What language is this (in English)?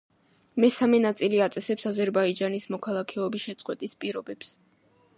Georgian